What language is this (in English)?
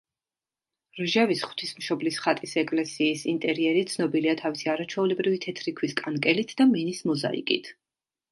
Georgian